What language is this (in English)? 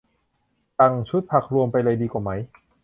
Thai